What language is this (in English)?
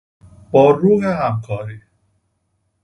Persian